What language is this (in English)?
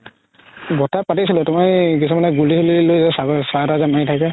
Assamese